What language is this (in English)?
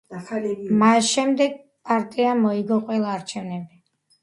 Georgian